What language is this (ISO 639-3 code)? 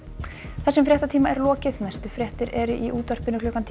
isl